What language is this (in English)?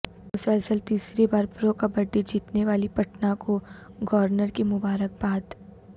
Urdu